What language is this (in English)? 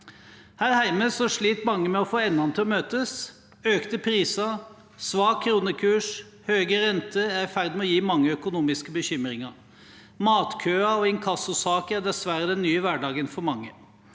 Norwegian